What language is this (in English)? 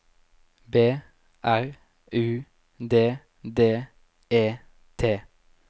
Norwegian